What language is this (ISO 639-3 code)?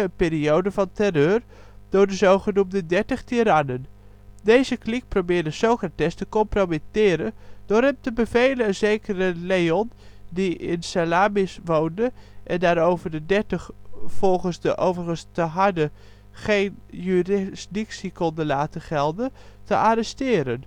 nld